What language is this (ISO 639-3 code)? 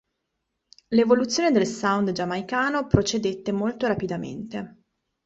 ita